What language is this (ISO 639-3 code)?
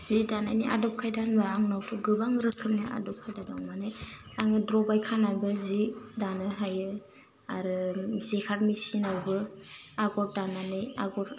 brx